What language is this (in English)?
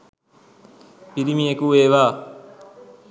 Sinhala